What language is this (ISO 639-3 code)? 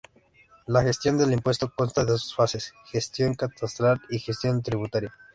spa